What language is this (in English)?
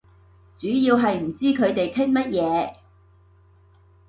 Cantonese